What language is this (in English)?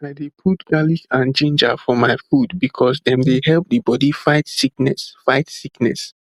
Nigerian Pidgin